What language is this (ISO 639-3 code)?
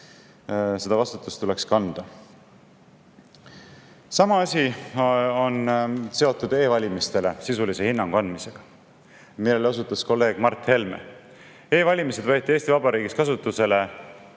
est